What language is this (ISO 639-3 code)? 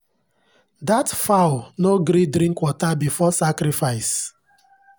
pcm